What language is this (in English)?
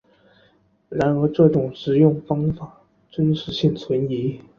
Chinese